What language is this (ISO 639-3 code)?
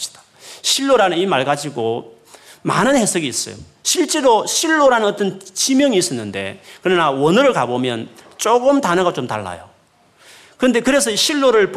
kor